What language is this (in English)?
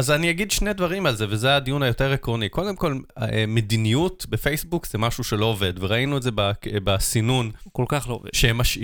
Hebrew